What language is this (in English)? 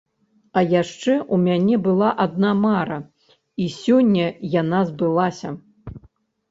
Belarusian